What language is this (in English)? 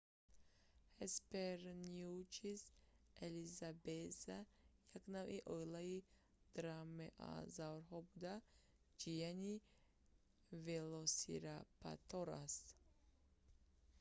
Tajik